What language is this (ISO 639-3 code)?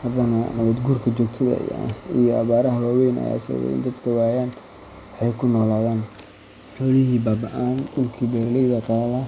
som